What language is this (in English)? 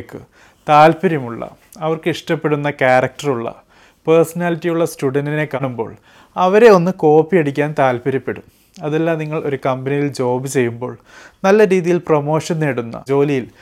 Malayalam